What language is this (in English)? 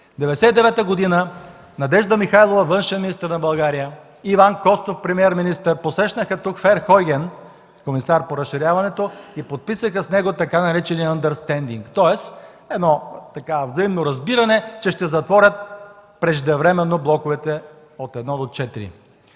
Bulgarian